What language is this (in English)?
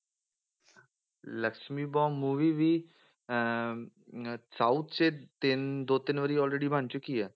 Punjabi